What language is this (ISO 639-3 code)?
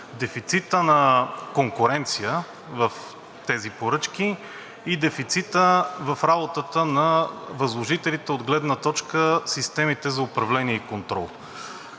bul